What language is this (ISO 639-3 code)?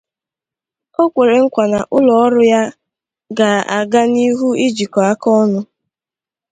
ibo